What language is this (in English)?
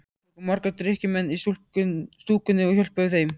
Icelandic